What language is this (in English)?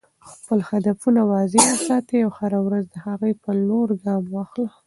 Pashto